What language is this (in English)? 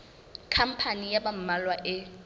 Southern Sotho